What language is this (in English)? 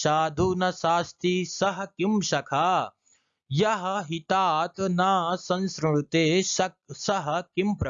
Hindi